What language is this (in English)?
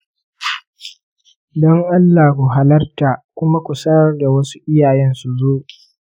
Hausa